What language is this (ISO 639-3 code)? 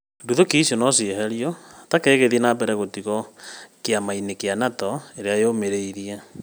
kik